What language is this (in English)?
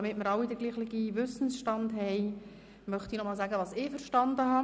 Swiss German